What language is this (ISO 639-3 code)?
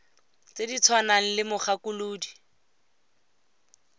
tsn